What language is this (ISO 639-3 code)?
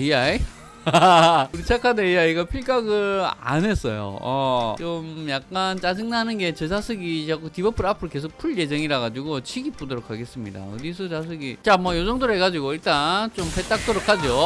kor